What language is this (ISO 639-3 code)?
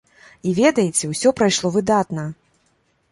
bel